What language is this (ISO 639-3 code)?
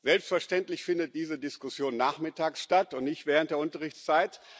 deu